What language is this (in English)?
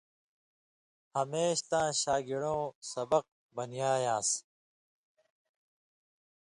Indus Kohistani